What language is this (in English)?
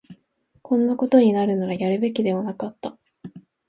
Japanese